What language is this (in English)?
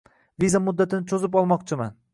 Uzbek